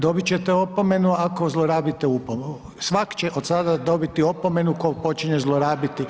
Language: Croatian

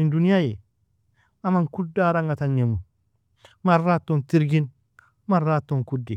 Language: Nobiin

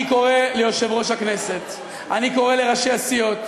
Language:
Hebrew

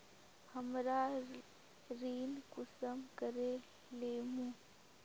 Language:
Magahi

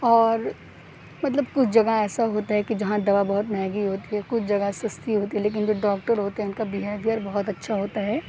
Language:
Urdu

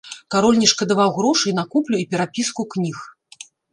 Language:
Belarusian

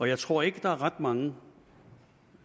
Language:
Danish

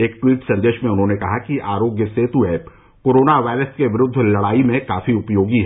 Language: Hindi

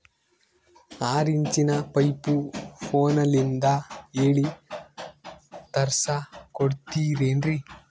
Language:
Kannada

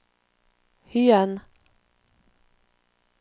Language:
Norwegian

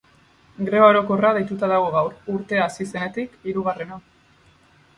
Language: Basque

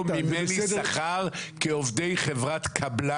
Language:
Hebrew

